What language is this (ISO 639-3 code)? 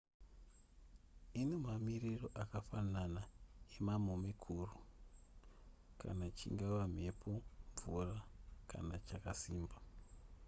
sna